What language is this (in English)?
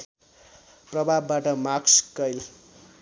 Nepali